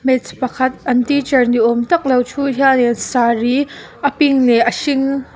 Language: Mizo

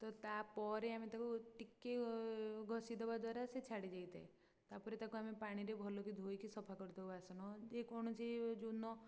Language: Odia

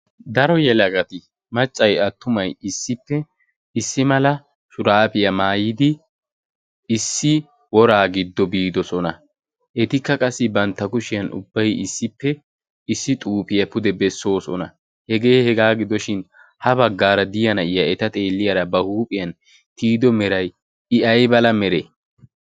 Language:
Wolaytta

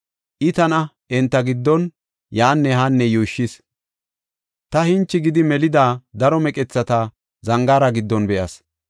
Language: Gofa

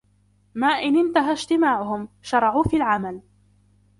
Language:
Arabic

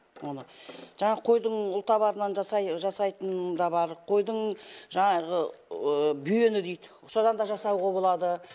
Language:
Kazakh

